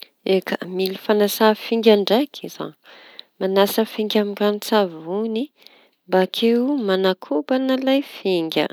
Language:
Tanosy Malagasy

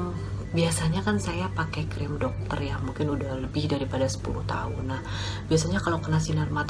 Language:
Indonesian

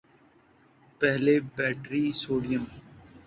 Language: Urdu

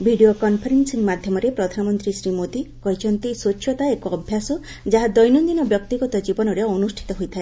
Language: Odia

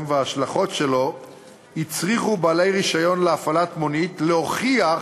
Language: Hebrew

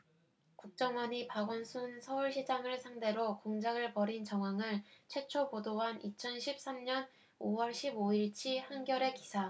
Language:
Korean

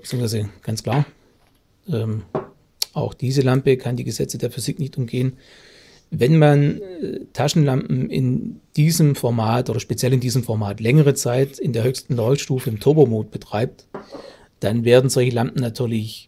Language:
German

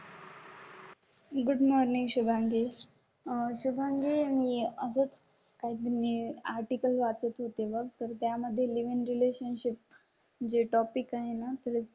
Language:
Marathi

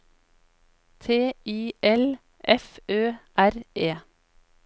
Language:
Norwegian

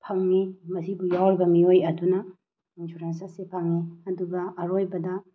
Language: Manipuri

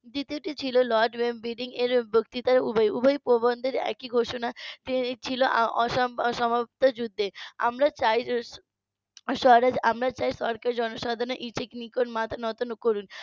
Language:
Bangla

